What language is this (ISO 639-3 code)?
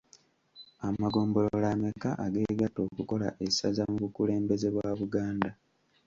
lug